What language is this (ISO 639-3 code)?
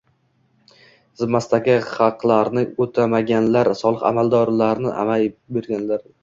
uzb